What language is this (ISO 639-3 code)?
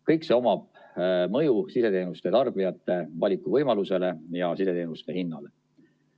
est